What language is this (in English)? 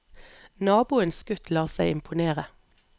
Norwegian